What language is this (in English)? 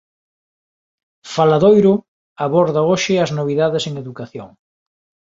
Galician